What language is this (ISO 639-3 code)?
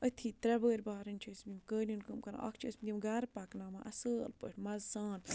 kas